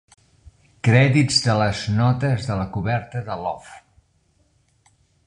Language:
Catalan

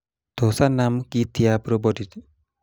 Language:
Kalenjin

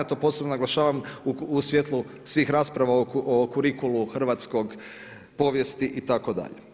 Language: Croatian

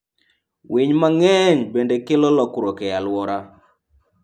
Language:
Luo (Kenya and Tanzania)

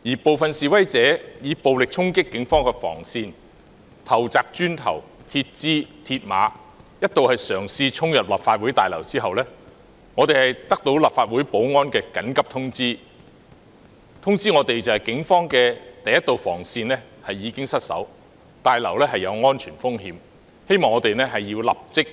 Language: Cantonese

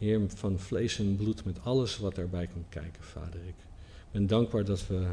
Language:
Dutch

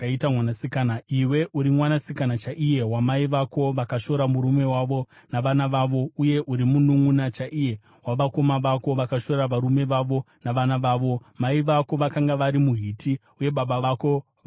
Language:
Shona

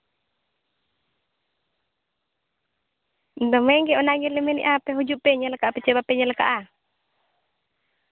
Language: Santali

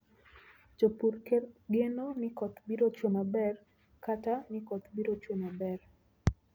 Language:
Luo (Kenya and Tanzania)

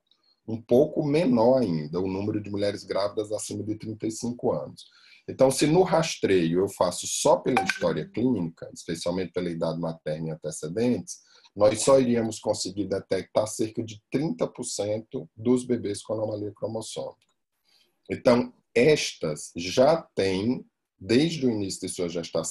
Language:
Portuguese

